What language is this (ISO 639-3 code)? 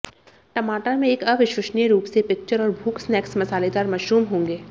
hin